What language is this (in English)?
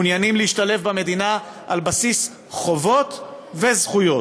Hebrew